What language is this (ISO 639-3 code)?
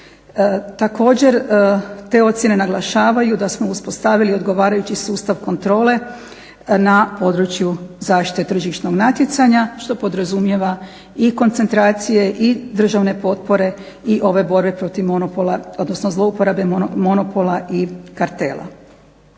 hrv